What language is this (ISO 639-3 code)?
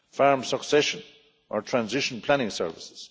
eng